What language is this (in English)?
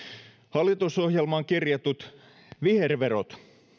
Finnish